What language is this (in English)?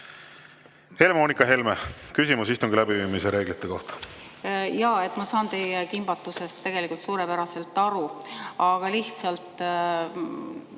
Estonian